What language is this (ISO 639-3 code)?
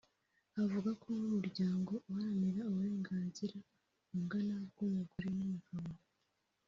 kin